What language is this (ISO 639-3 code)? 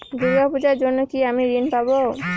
ben